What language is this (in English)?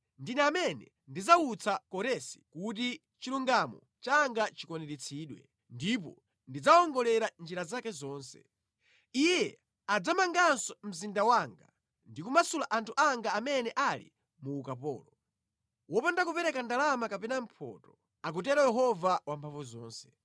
Nyanja